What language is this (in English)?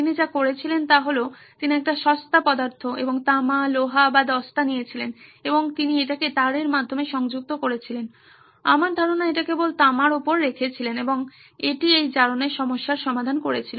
Bangla